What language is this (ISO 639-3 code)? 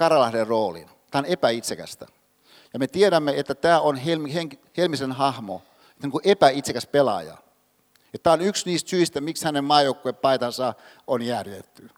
fin